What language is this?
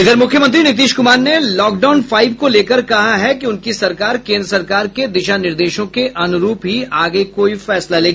Hindi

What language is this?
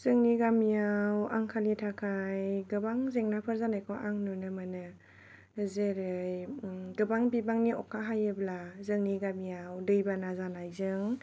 Bodo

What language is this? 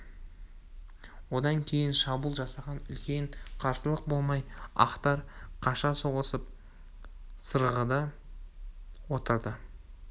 Kazakh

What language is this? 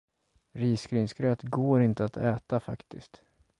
Swedish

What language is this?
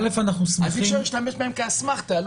Hebrew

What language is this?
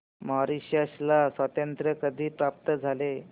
Marathi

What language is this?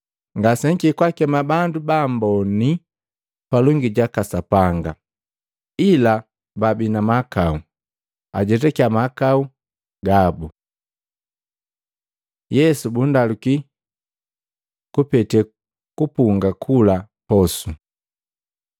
Matengo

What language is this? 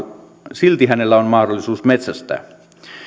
Finnish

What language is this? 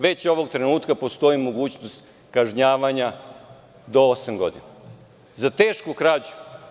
Serbian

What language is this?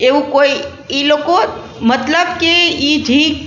Gujarati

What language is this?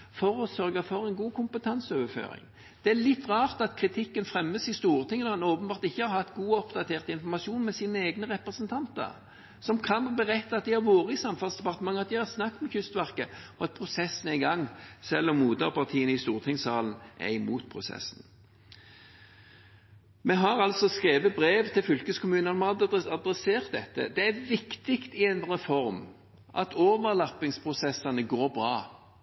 Norwegian Bokmål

